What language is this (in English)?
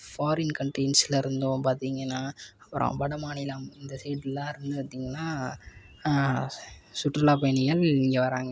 Tamil